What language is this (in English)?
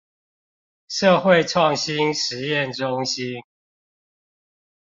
Chinese